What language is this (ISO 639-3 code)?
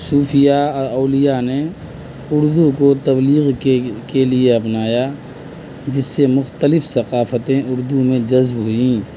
urd